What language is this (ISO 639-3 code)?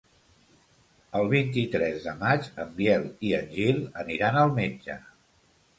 cat